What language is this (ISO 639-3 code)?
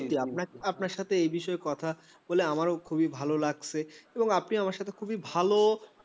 ben